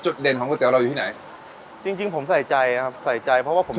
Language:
Thai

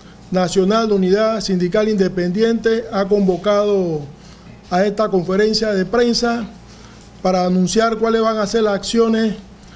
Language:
Spanish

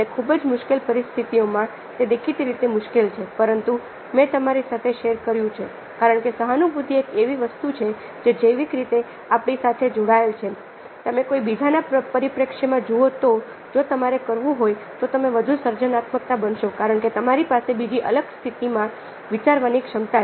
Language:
Gujarati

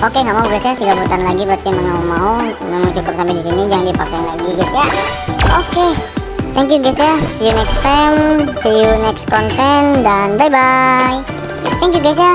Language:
Indonesian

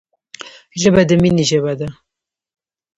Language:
Pashto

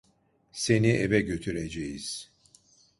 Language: Turkish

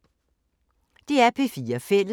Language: Danish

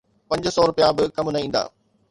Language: Sindhi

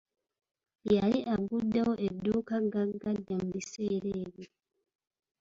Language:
Ganda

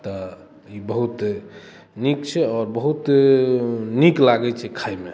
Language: Maithili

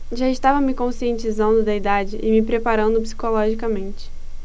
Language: Portuguese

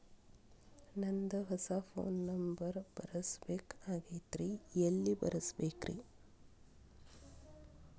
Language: Kannada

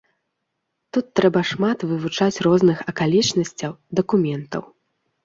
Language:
Belarusian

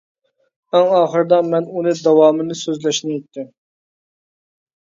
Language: Uyghur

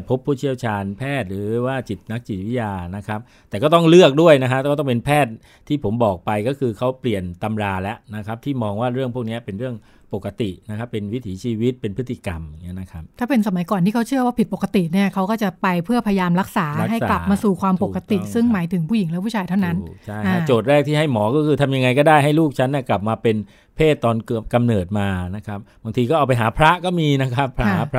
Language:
Thai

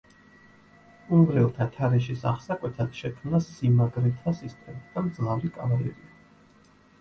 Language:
Georgian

